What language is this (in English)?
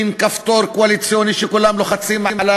Hebrew